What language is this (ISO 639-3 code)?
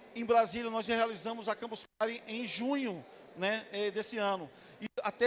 por